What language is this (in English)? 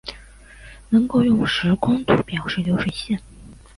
Chinese